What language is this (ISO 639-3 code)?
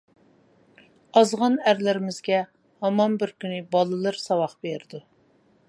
uig